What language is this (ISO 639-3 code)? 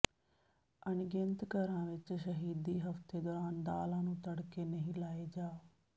pan